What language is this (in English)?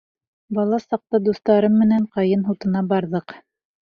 Bashkir